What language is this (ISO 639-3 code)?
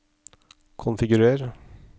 nor